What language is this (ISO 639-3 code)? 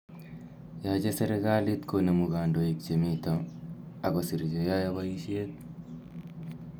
kln